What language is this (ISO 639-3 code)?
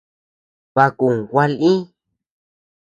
cux